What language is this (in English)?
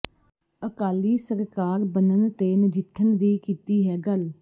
Punjabi